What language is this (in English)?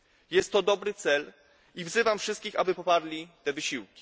Polish